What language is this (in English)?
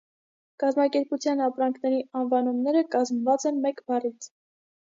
Armenian